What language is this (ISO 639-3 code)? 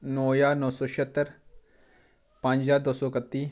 doi